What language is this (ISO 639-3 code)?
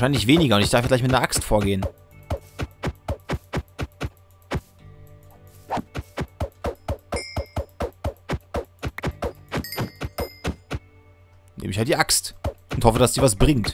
deu